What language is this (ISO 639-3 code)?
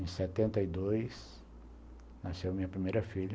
por